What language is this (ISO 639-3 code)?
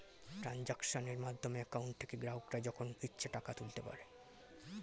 ben